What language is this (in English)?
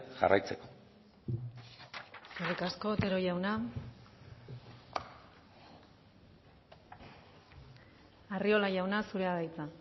Basque